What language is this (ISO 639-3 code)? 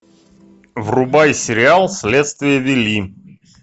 rus